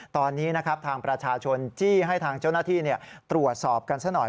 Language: Thai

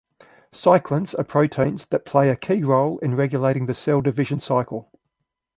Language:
English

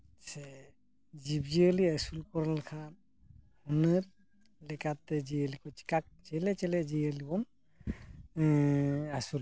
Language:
Santali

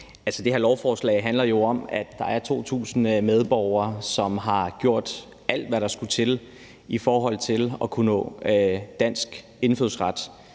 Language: Danish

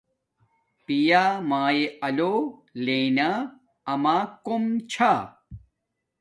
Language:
Domaaki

